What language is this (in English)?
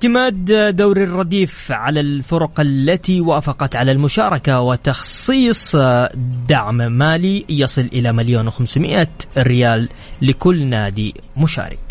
Arabic